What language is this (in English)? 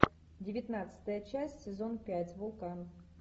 Russian